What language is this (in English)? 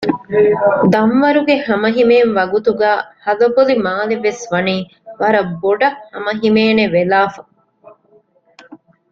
Divehi